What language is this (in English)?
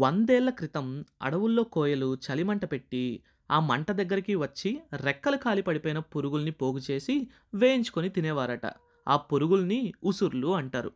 Telugu